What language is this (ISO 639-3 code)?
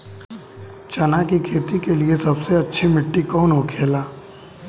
bho